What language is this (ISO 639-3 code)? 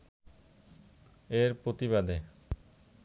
ben